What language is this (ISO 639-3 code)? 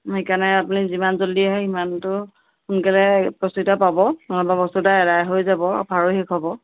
asm